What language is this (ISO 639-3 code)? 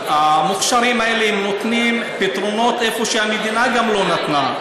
heb